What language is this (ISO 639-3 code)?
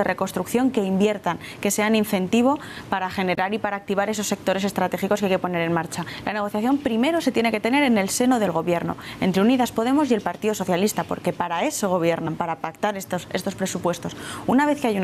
spa